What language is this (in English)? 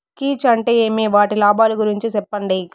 Telugu